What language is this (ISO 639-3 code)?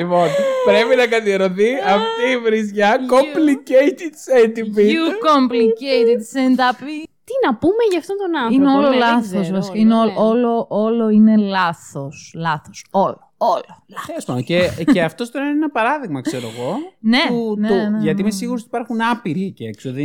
ell